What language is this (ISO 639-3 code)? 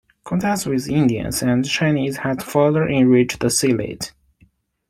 eng